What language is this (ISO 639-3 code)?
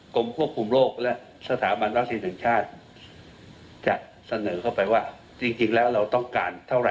tha